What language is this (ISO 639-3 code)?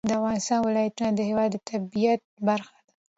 pus